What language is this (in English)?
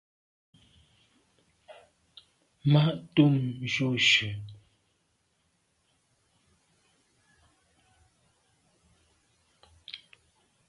Medumba